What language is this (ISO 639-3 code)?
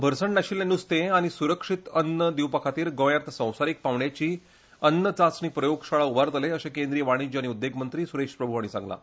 kok